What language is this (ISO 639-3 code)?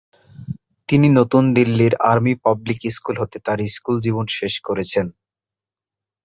ben